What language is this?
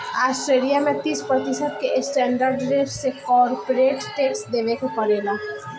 Bhojpuri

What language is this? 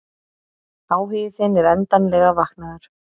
Icelandic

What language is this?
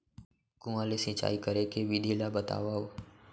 Chhattisgarhi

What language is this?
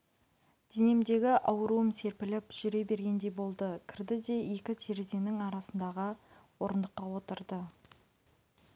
Kazakh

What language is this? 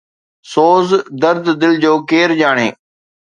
Sindhi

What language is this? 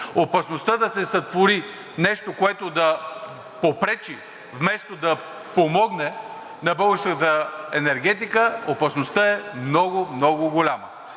Bulgarian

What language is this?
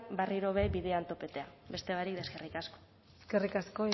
Basque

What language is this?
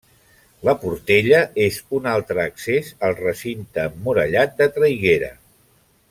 Catalan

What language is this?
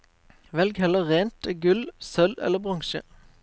Norwegian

